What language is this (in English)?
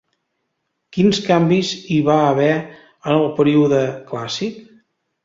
Catalan